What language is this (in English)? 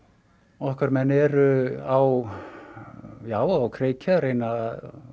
Icelandic